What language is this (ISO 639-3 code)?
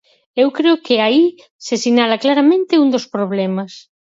glg